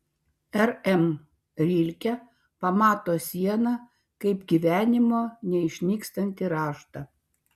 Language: Lithuanian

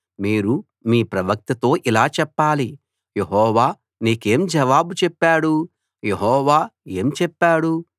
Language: Telugu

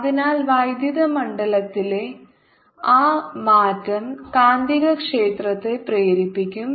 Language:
Malayalam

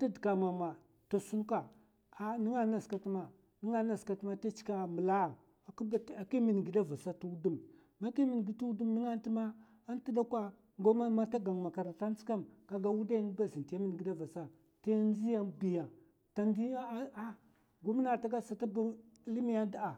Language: Mafa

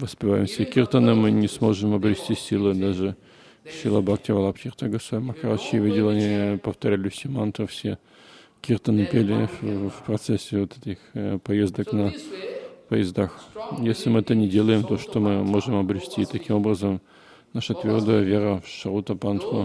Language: Russian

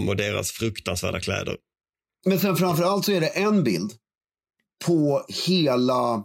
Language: Swedish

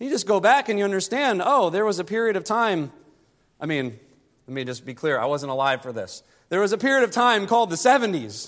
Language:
English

